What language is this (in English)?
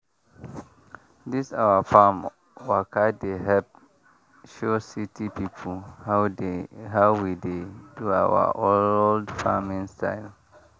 Nigerian Pidgin